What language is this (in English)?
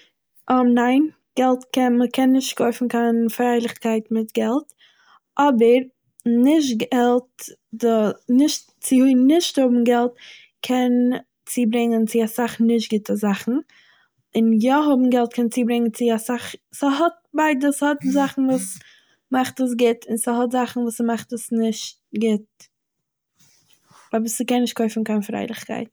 Yiddish